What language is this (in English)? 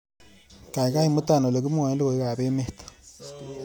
Kalenjin